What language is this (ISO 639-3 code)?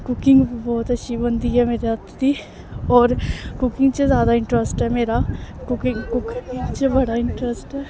doi